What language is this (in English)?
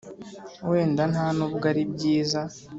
Kinyarwanda